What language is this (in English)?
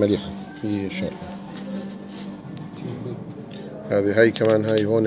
Arabic